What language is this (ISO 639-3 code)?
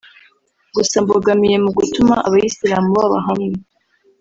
kin